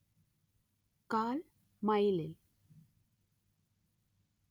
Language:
Malayalam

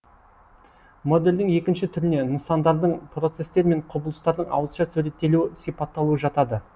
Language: Kazakh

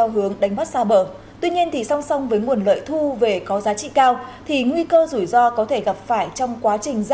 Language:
Vietnamese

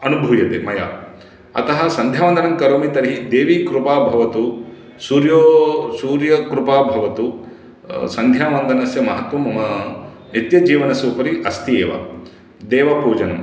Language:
Sanskrit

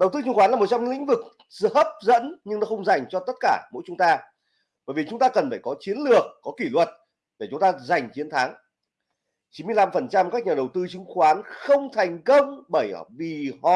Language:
Vietnamese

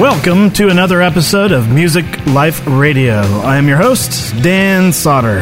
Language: English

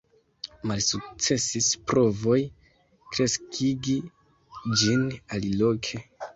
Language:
Esperanto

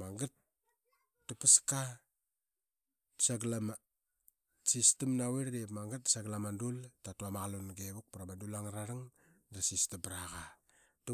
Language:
Qaqet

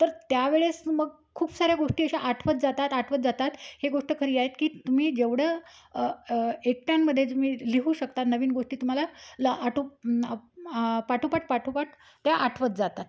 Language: Marathi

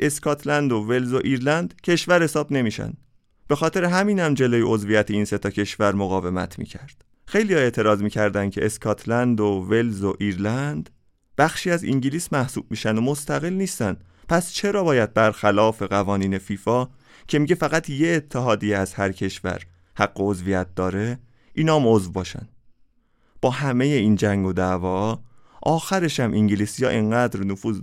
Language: Persian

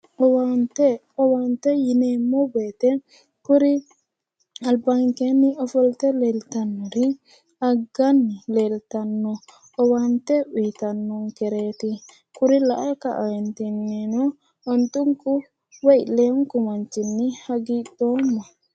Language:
Sidamo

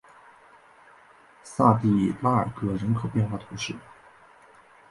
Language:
Chinese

